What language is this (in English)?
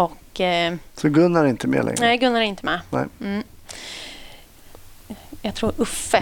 Swedish